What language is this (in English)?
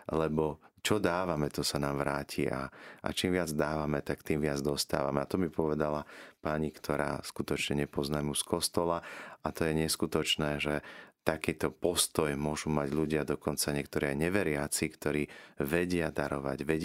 Slovak